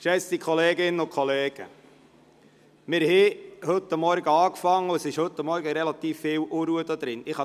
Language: Swiss German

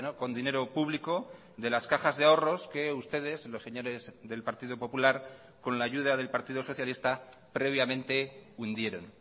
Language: Spanish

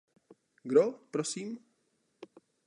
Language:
Czech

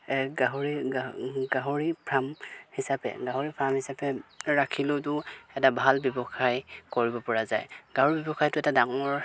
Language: Assamese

